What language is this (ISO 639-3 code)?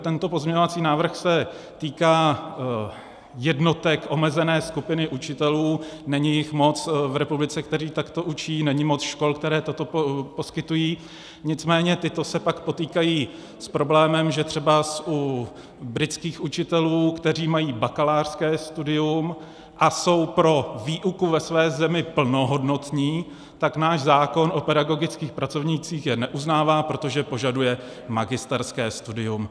ces